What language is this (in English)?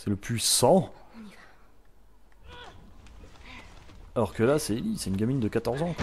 French